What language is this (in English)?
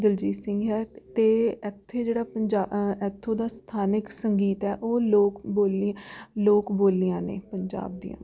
Punjabi